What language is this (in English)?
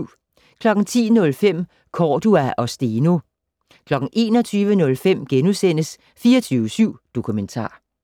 Danish